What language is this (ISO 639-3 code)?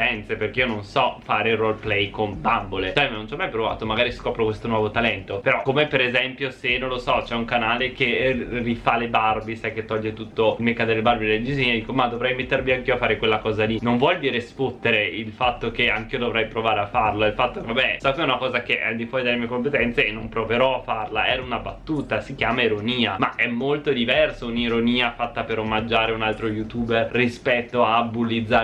ita